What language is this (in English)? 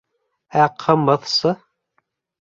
Bashkir